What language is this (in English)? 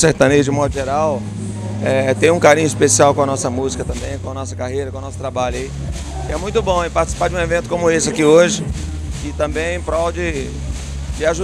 Portuguese